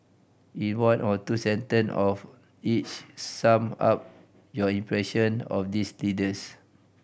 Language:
English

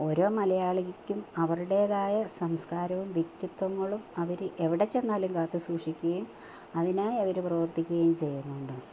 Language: Malayalam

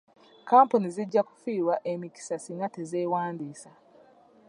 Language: Ganda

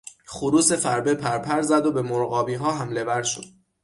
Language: Persian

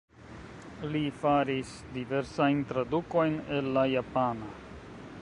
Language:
Esperanto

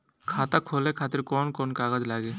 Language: Bhojpuri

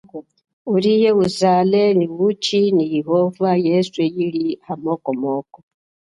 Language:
Chokwe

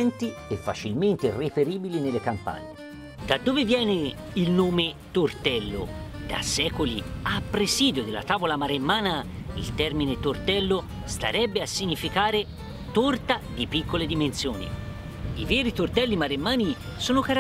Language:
Italian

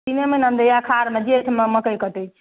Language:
Maithili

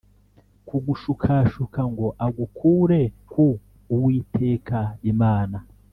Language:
Kinyarwanda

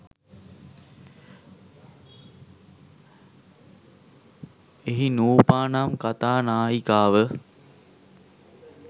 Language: Sinhala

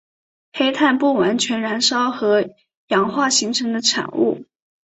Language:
Chinese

